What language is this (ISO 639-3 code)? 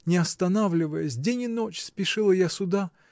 rus